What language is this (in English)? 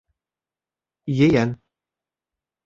Bashkir